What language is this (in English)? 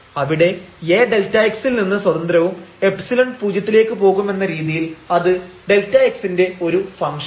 Malayalam